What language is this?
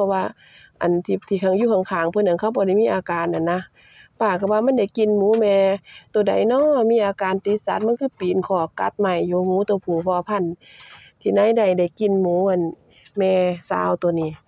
Thai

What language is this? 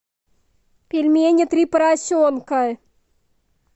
Russian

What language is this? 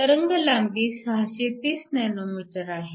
Marathi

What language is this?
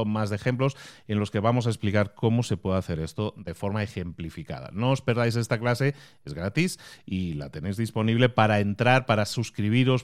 Spanish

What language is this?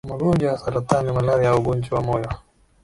Swahili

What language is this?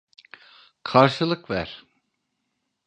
Turkish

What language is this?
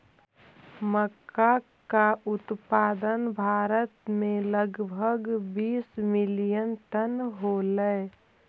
Magahi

